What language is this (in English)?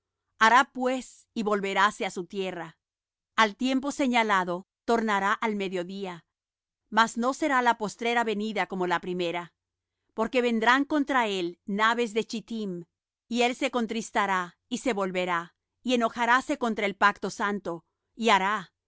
Spanish